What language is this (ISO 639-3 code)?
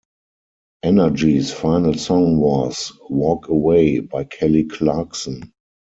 eng